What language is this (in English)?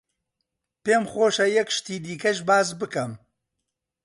Central Kurdish